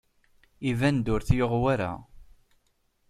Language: Kabyle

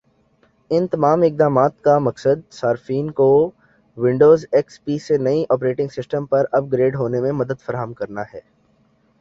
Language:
Urdu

